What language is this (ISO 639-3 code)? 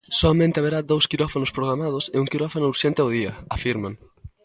glg